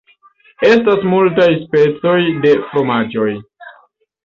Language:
Esperanto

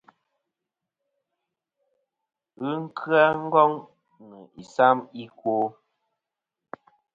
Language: Kom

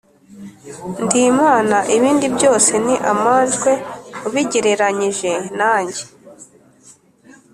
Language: Kinyarwanda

